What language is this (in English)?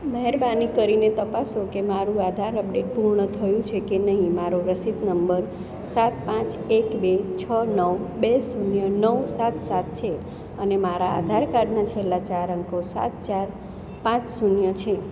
Gujarati